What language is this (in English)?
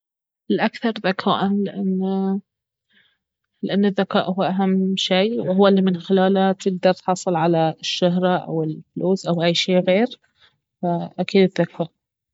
Baharna Arabic